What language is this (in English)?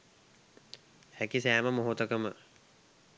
Sinhala